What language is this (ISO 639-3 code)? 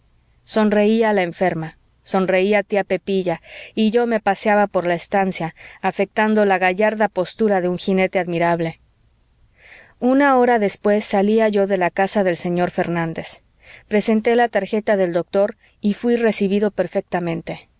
spa